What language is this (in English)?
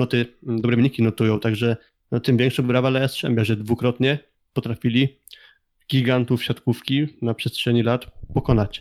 Polish